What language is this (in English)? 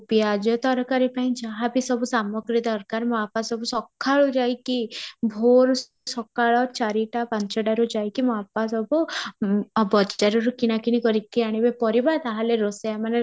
Odia